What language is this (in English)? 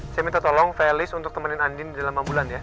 Indonesian